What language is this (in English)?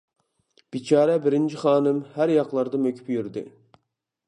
Uyghur